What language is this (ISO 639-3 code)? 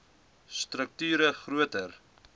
afr